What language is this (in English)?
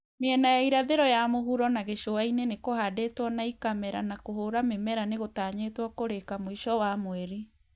Kikuyu